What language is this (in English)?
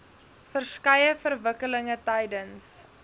Afrikaans